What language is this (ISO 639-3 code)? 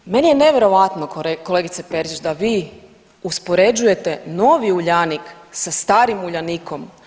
hrv